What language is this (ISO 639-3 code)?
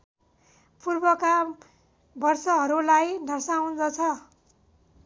nep